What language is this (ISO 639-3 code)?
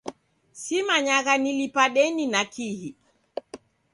dav